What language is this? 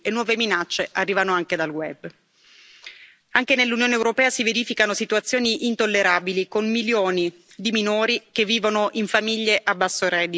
Italian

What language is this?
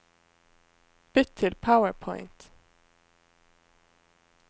Norwegian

